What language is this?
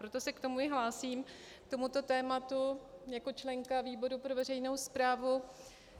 Czech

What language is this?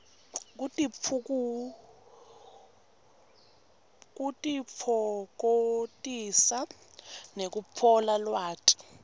Swati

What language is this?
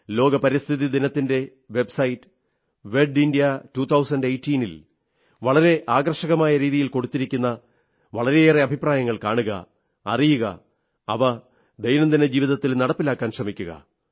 Malayalam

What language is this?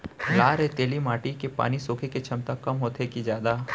Chhattisgarhi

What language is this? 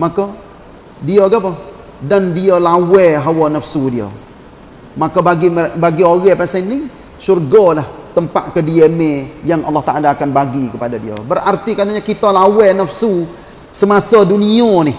Malay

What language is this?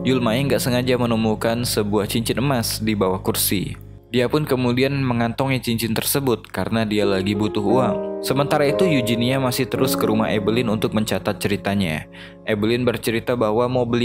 Indonesian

